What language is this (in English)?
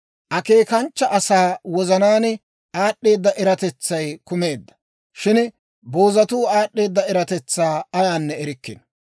Dawro